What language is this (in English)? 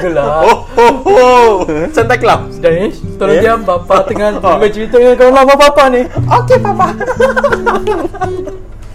Malay